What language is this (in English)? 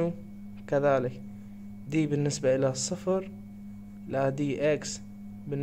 Arabic